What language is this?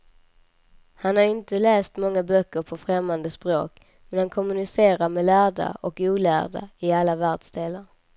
Swedish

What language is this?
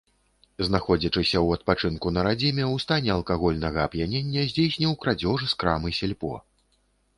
Belarusian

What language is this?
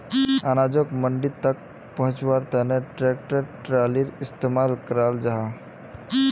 Magahi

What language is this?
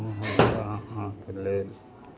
Maithili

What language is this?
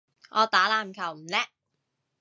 Cantonese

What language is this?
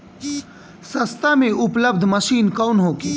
Bhojpuri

